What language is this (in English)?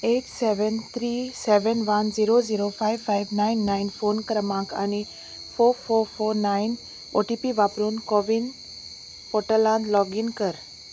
Konkani